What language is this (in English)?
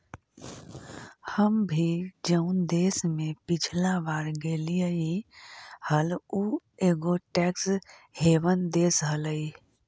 Magahi